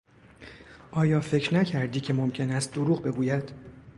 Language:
Persian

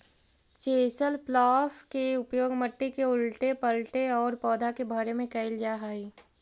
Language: Magahi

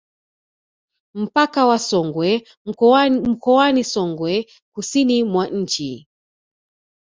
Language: Swahili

